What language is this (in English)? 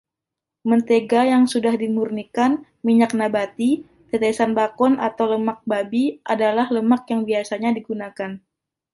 Indonesian